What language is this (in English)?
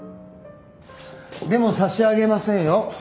Japanese